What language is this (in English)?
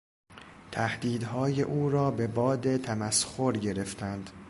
Persian